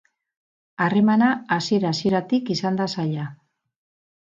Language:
Basque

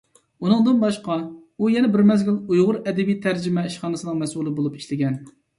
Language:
Uyghur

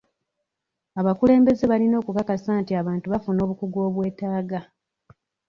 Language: Ganda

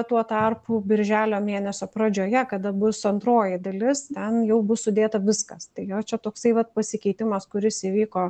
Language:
Lithuanian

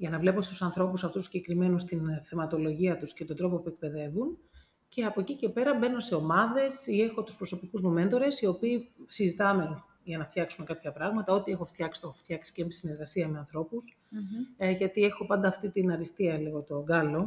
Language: Greek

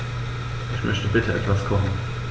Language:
German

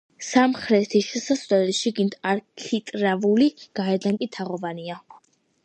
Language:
Georgian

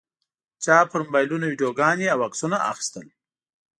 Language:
Pashto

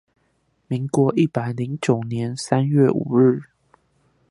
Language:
Chinese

